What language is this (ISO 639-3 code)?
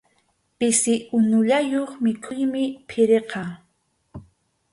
qxu